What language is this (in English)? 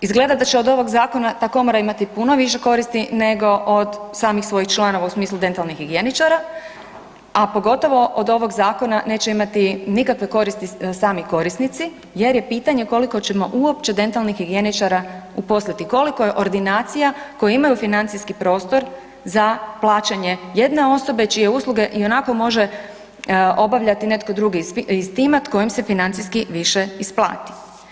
Croatian